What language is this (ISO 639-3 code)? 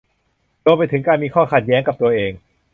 tha